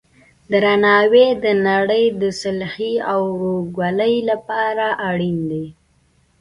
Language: Pashto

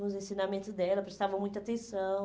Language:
Portuguese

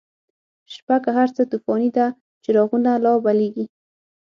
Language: Pashto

